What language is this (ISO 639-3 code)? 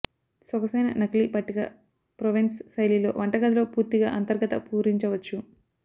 tel